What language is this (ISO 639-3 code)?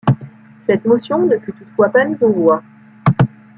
fra